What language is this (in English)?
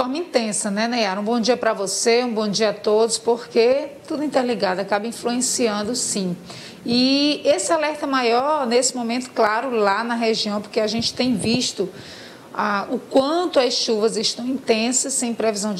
Portuguese